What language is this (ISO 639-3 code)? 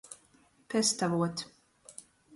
ltg